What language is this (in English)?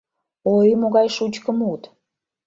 Mari